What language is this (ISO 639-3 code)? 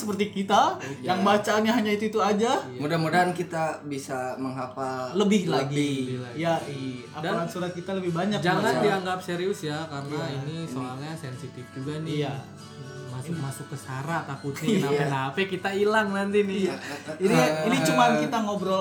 ind